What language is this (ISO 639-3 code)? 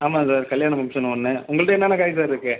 tam